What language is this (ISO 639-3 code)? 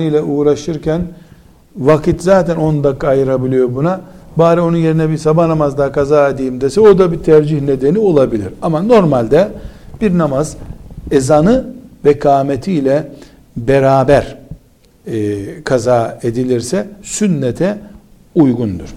tur